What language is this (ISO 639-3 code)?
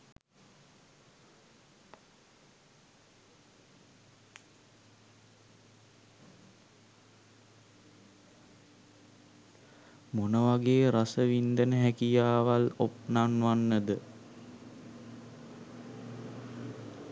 sin